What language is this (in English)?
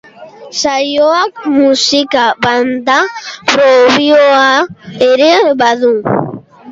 Basque